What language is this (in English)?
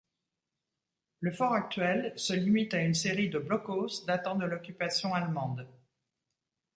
French